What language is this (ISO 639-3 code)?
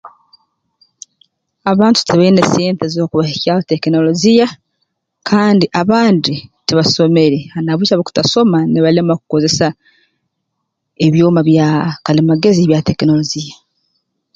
ttj